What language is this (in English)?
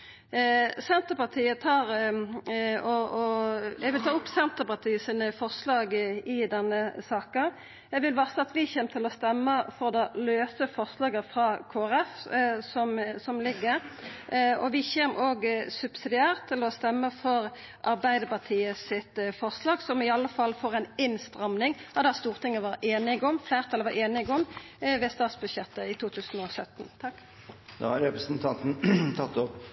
Norwegian